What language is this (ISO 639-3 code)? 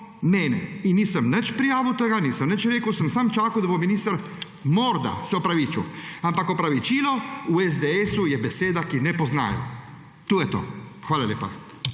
slv